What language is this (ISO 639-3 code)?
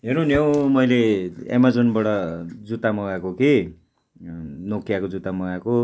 nep